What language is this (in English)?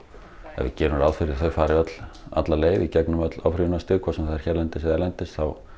Icelandic